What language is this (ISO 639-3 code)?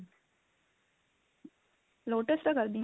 pan